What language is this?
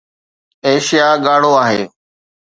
Sindhi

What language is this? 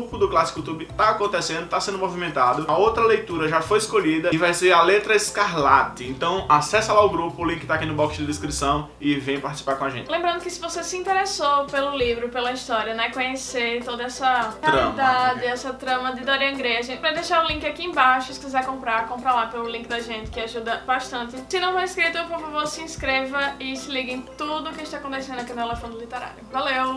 Portuguese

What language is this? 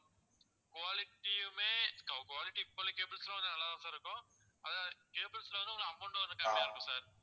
Tamil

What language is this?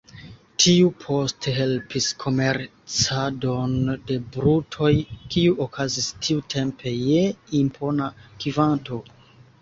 Esperanto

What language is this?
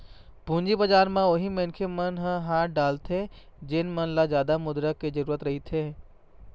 Chhattisgarhi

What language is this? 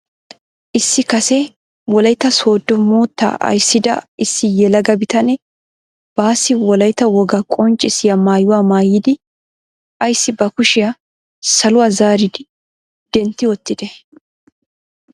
Wolaytta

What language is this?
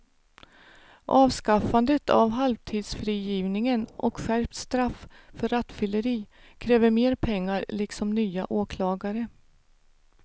Swedish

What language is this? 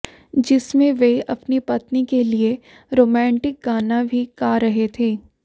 Hindi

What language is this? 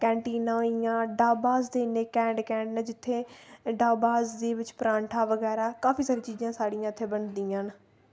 Dogri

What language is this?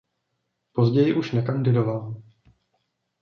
Czech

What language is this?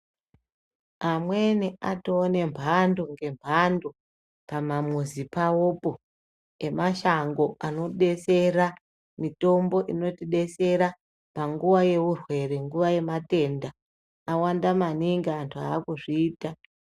Ndau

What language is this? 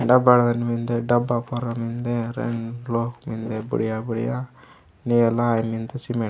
Gondi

